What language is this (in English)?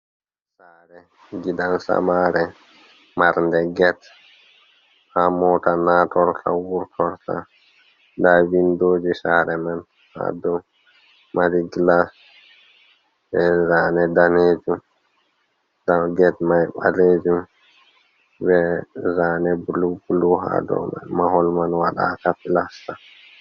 Fula